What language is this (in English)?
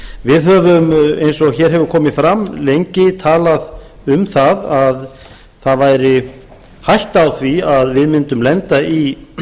Icelandic